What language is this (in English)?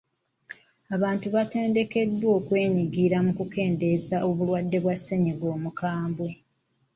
Ganda